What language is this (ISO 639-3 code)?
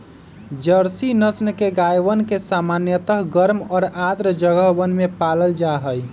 mag